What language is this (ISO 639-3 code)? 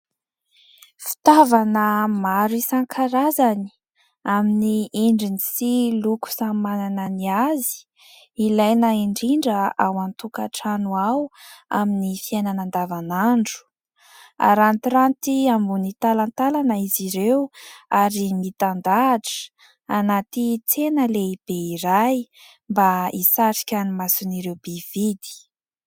mlg